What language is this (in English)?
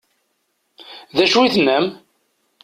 Kabyle